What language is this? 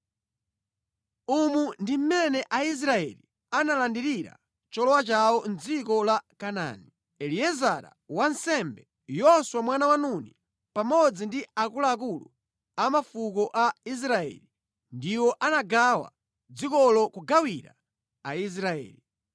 Nyanja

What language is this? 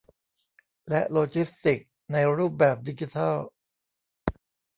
Thai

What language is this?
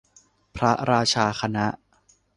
Thai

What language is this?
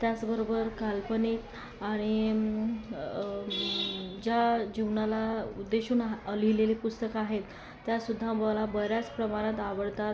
Marathi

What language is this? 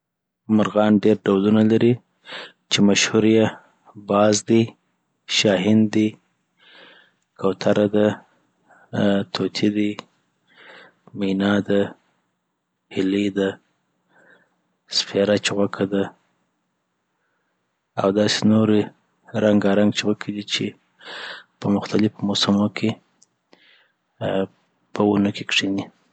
Southern Pashto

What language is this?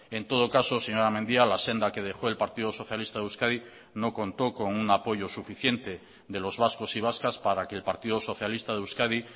Spanish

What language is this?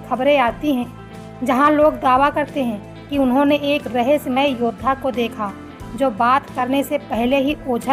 Hindi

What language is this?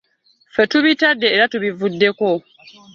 Ganda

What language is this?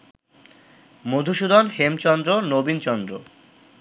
Bangla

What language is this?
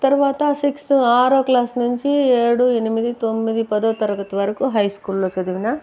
Telugu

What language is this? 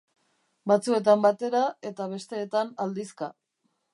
Basque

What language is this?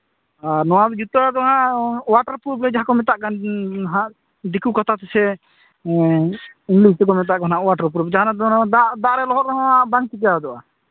Santali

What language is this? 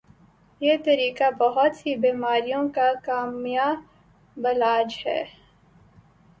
Urdu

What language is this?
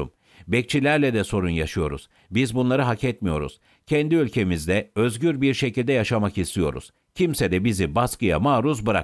Turkish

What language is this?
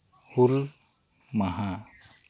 Santali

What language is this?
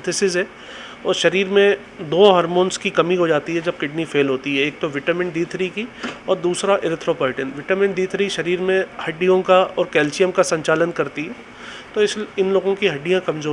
Hindi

